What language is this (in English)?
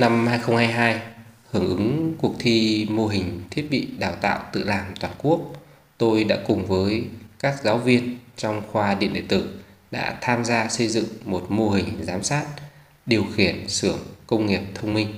Vietnamese